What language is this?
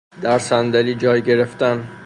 Persian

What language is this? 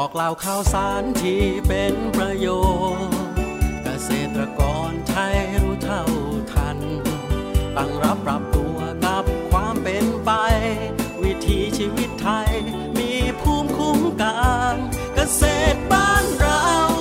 Thai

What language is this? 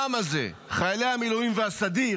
Hebrew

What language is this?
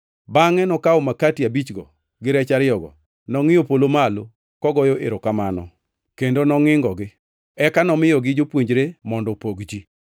Luo (Kenya and Tanzania)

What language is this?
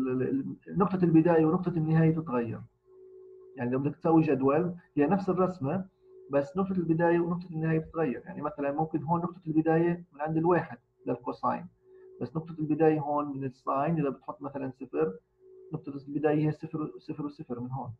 Arabic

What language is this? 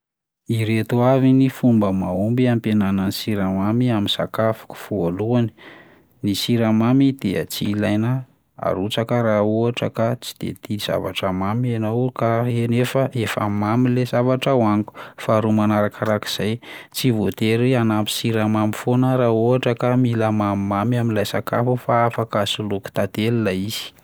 Malagasy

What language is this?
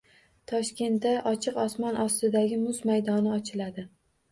Uzbek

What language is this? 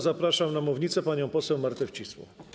Polish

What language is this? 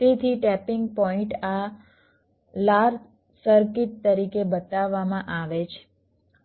Gujarati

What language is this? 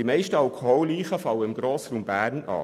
Swiss German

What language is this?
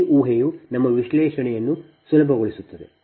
Kannada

